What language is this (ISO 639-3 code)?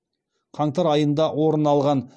kaz